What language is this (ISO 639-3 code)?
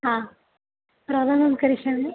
san